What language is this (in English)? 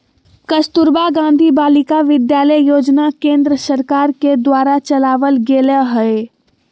Magahi